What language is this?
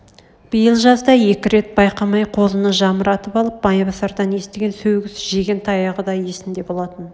Kazakh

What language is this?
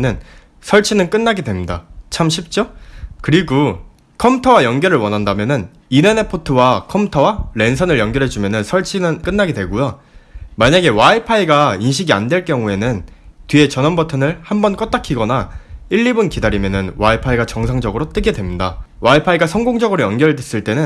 Korean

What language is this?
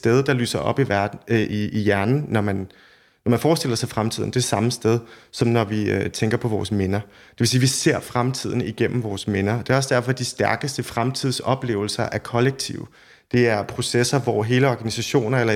Danish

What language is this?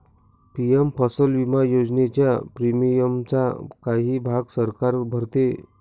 Marathi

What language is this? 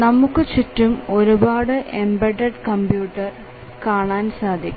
Malayalam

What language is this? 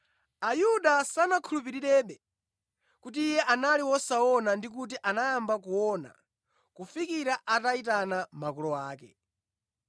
Nyanja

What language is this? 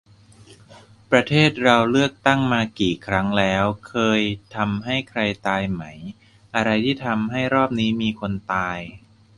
Thai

